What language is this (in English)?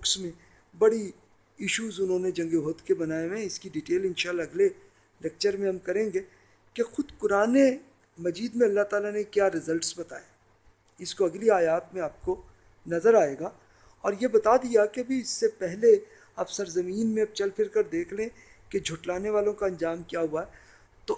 Urdu